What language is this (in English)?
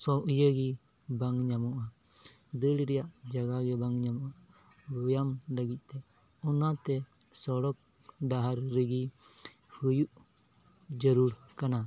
Santali